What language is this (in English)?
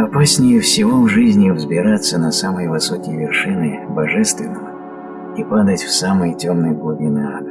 Russian